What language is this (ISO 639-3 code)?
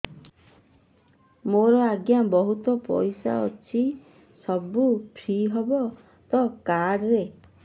ori